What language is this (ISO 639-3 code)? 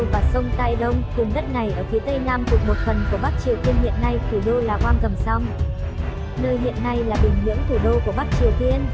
vie